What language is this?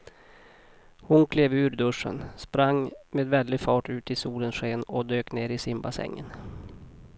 Swedish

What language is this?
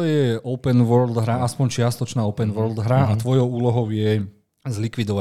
Slovak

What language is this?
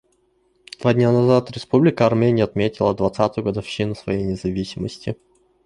Russian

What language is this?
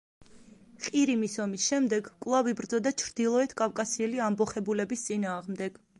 Georgian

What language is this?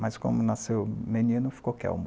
Portuguese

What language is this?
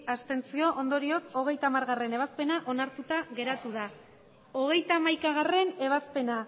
Basque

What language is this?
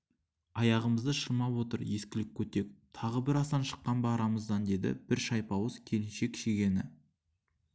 Kazakh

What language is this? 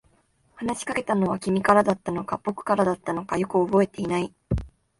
Japanese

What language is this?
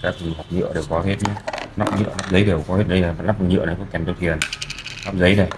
Vietnamese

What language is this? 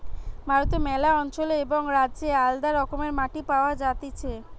Bangla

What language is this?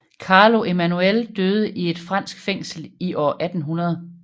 Danish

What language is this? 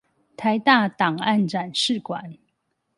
Chinese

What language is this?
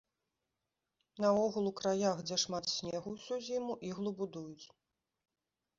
Belarusian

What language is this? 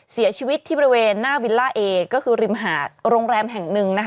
Thai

